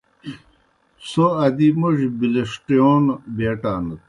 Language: Kohistani Shina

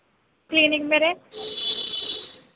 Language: Punjabi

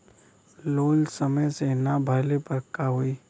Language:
Bhojpuri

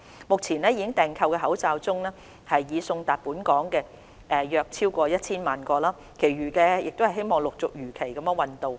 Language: Cantonese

